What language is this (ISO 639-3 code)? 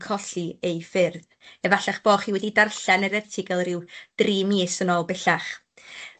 cym